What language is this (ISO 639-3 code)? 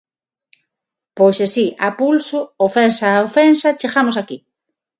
glg